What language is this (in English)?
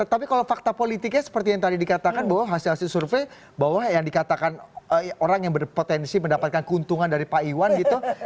Indonesian